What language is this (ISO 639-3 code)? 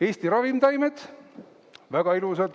est